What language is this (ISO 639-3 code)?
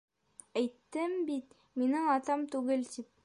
bak